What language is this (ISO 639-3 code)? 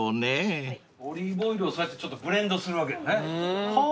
jpn